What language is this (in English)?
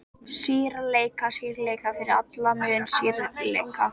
Icelandic